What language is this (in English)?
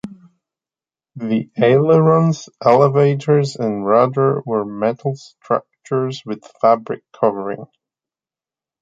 English